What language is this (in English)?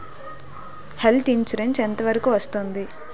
Telugu